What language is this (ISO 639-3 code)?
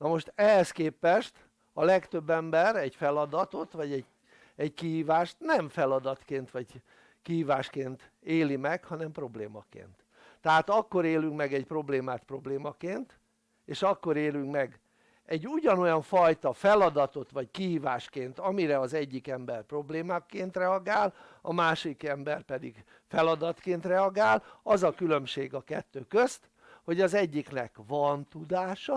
hun